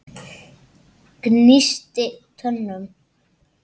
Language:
Icelandic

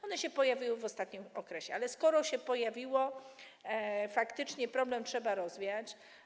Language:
Polish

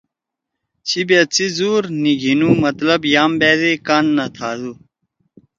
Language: Torwali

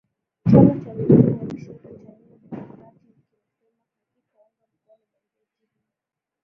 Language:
Swahili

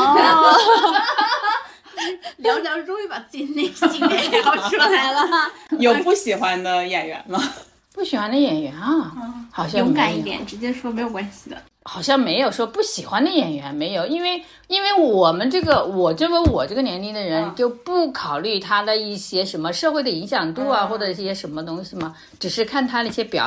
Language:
Chinese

